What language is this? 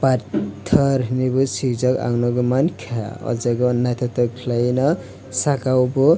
Kok Borok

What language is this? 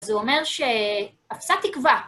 Hebrew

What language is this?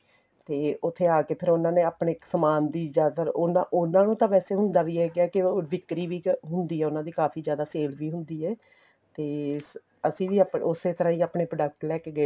Punjabi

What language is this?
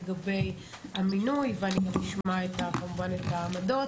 Hebrew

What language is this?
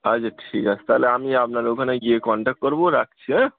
Bangla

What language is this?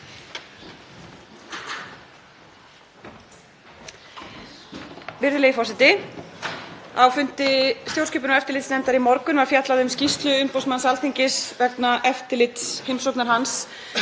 Icelandic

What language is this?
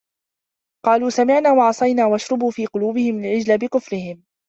Arabic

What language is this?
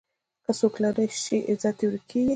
Pashto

